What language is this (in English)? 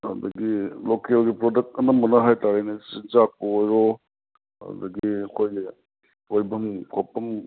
Manipuri